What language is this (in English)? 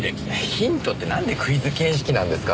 Japanese